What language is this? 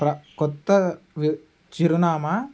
Telugu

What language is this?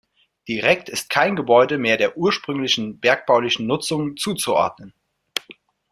German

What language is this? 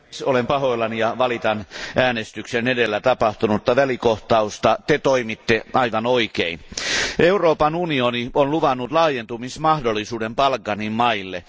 Finnish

